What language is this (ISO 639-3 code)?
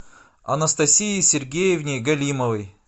rus